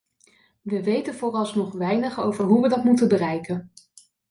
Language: Dutch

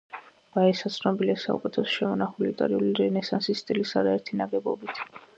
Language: Georgian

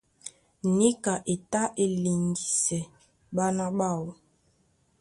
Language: Duala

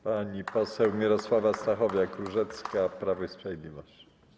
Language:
Polish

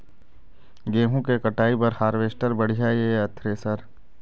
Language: Chhattisgarhi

